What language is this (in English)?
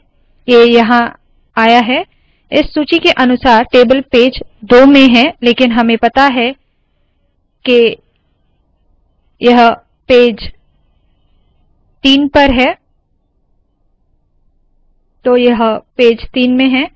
Hindi